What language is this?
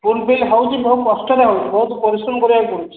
Odia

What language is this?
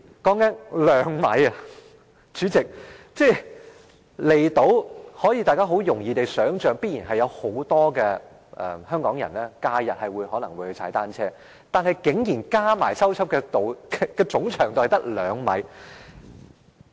Cantonese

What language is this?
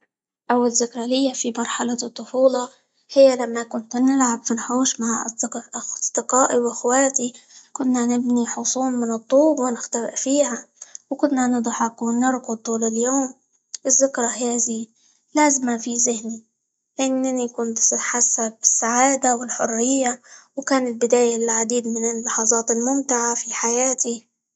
Libyan Arabic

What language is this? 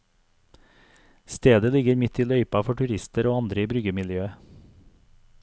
Norwegian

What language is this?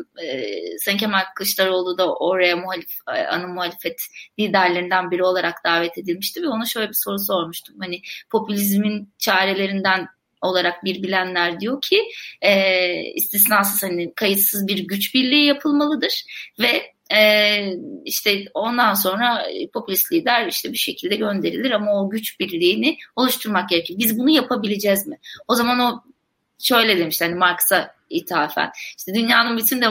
Turkish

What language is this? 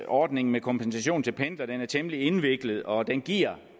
Danish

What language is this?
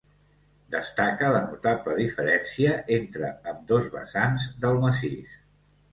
Catalan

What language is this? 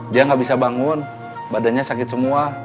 Indonesian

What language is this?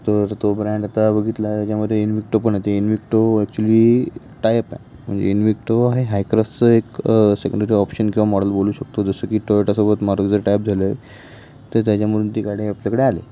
Marathi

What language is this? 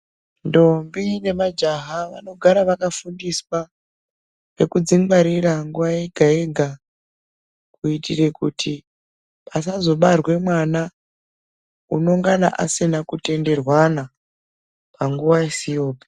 Ndau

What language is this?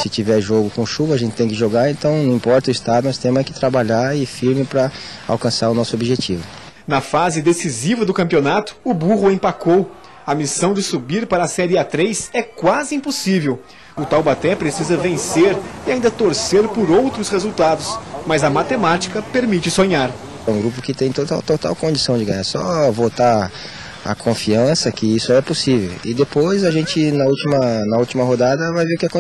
Portuguese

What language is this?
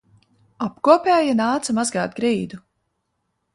Latvian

